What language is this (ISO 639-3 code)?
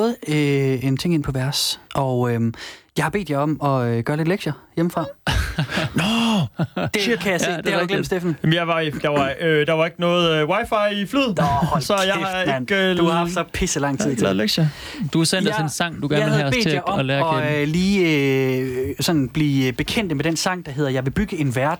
dan